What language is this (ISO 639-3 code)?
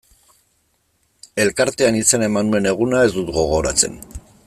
eus